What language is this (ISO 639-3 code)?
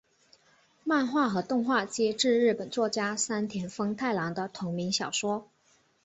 zho